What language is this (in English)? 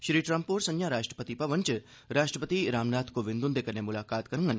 Dogri